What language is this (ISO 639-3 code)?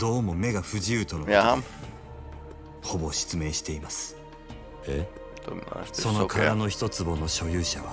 jpn